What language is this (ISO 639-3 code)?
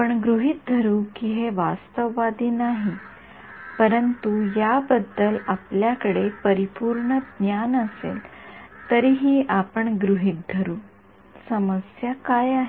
mar